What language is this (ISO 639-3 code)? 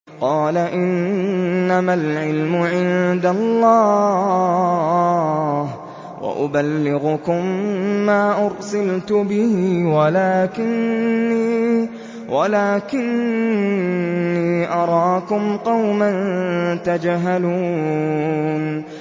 ara